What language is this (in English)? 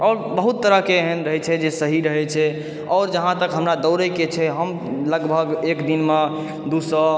Maithili